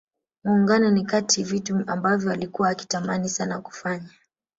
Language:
Swahili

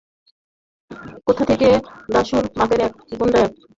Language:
Bangla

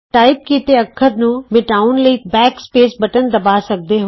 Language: Punjabi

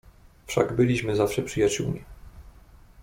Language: Polish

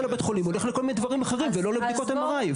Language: Hebrew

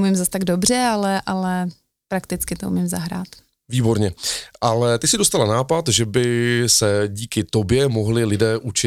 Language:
Czech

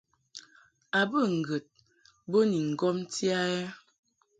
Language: Mungaka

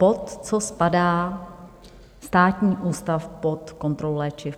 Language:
Czech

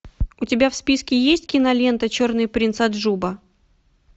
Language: Russian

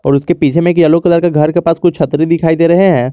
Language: Hindi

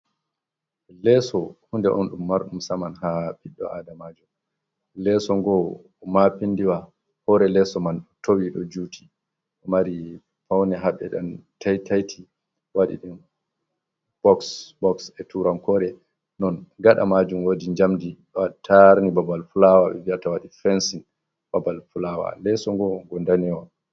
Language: Fula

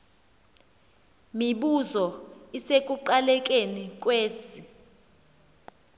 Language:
Xhosa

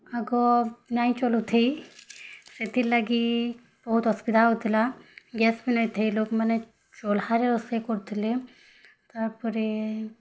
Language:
Odia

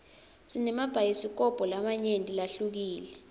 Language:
Swati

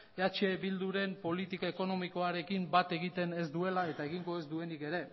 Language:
Basque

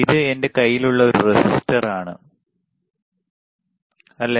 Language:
Malayalam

